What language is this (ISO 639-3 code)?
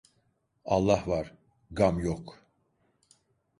tur